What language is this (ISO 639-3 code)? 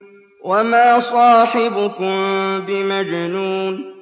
ara